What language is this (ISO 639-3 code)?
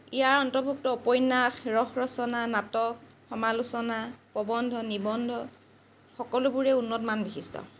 asm